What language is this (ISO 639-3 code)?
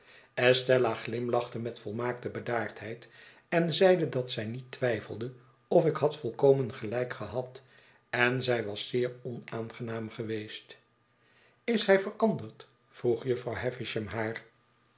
nld